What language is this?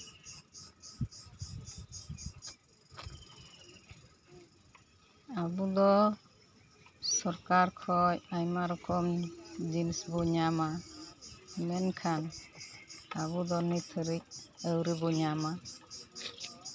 Santali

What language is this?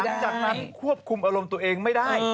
Thai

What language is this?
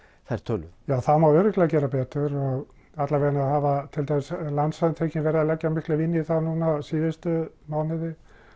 Icelandic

